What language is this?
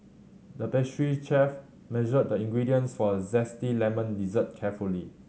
English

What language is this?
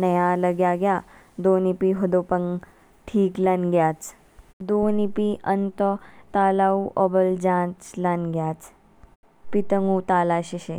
Kinnauri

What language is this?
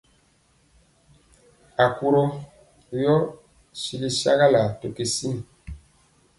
Mpiemo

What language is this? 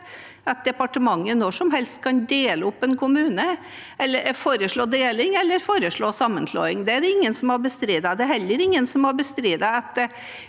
Norwegian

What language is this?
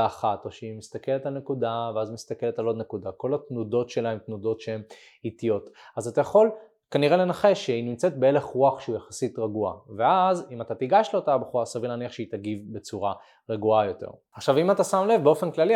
Hebrew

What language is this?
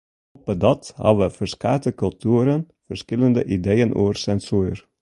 Western Frisian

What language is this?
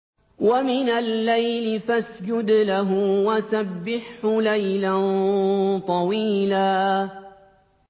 Arabic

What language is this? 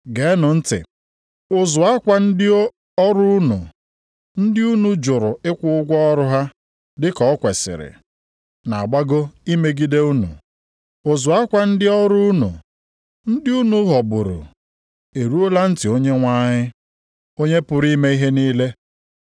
Igbo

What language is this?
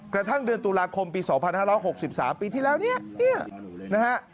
Thai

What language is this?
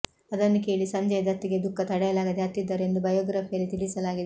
Kannada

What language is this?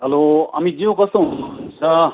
Nepali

